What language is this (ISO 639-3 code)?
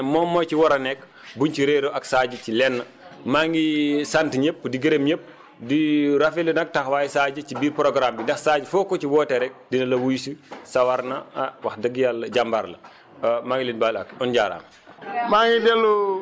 wol